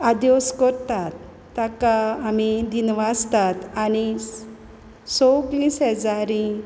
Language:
Konkani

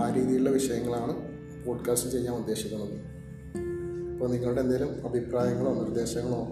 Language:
Malayalam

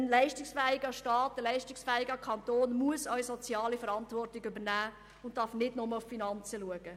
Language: Swiss German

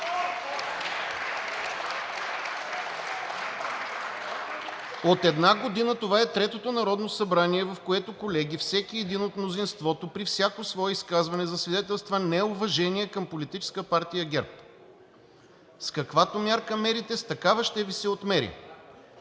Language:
Bulgarian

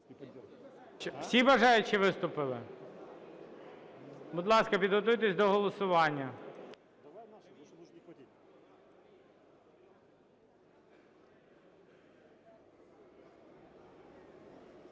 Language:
Ukrainian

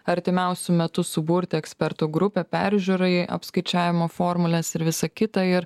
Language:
Lithuanian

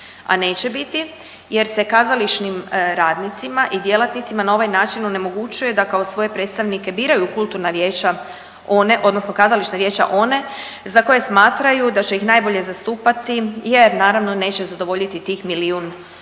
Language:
Croatian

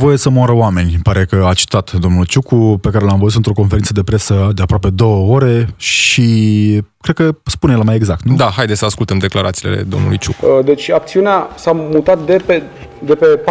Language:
Romanian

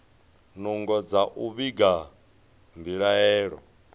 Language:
Venda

